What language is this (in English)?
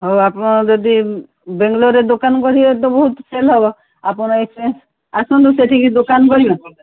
Odia